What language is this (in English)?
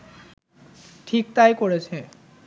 Bangla